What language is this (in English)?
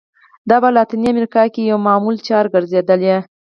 Pashto